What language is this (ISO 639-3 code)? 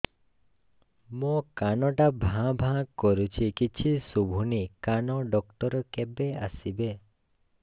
ori